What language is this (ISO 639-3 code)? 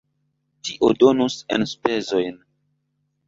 epo